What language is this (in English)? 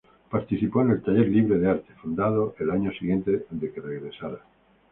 Spanish